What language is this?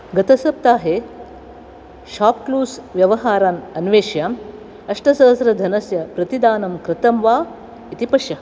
Sanskrit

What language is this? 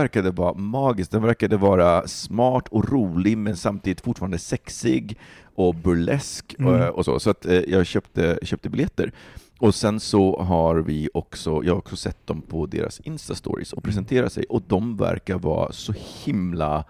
Swedish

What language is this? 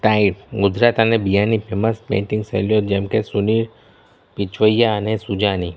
Gujarati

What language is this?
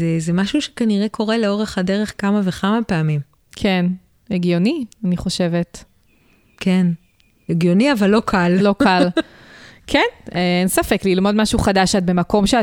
Hebrew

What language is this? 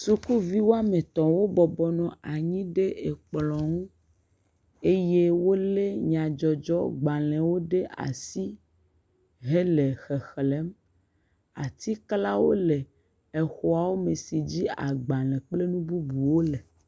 Ewe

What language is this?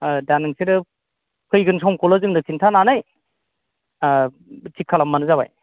Bodo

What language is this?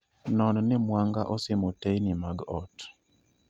Luo (Kenya and Tanzania)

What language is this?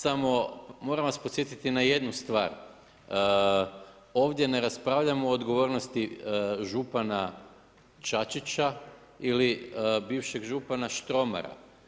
Croatian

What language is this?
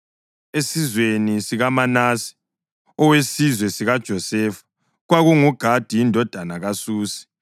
North Ndebele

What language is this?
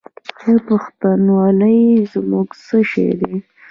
Pashto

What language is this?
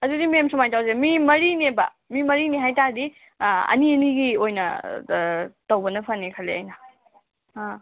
Manipuri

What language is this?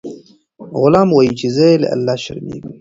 Pashto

